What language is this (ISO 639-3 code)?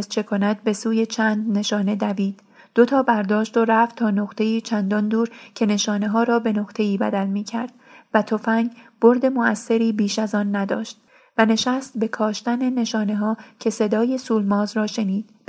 fas